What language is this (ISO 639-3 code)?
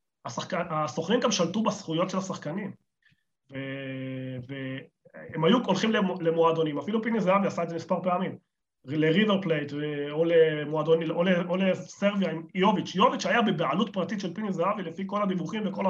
heb